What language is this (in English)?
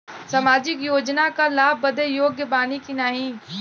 Bhojpuri